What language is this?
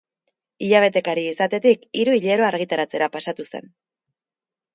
Basque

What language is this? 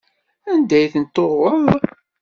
Kabyle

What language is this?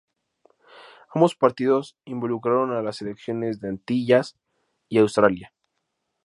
Spanish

